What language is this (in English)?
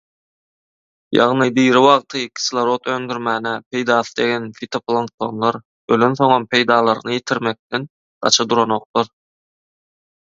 Turkmen